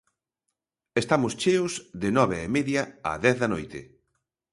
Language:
Galician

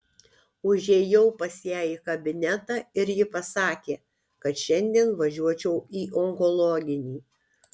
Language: Lithuanian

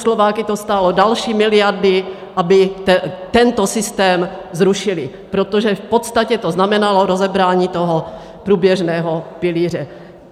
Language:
Czech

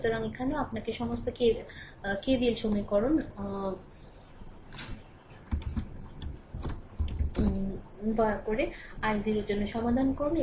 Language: Bangla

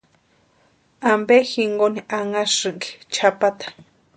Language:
Western Highland Purepecha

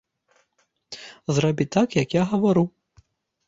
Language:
Belarusian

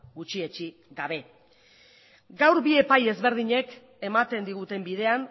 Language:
Basque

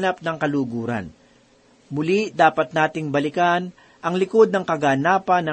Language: Filipino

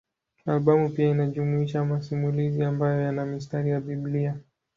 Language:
Swahili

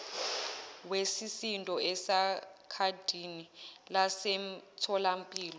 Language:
Zulu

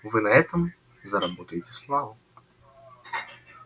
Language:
Russian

